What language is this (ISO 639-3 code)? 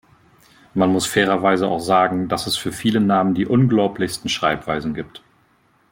deu